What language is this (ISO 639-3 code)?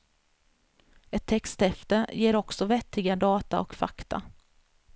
swe